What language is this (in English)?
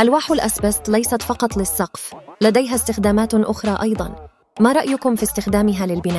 Arabic